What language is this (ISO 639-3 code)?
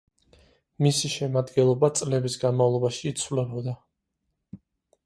kat